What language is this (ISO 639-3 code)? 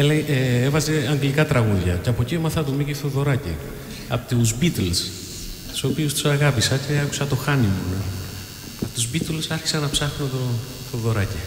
ell